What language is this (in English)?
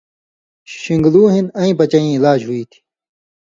Indus Kohistani